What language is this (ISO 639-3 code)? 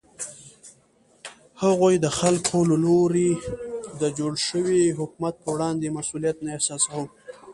pus